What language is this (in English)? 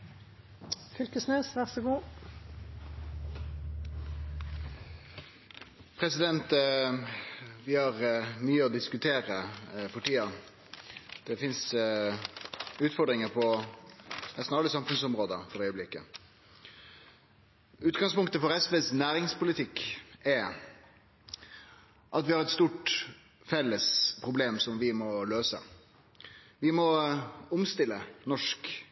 Norwegian Nynorsk